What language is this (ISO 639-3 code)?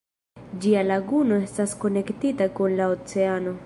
epo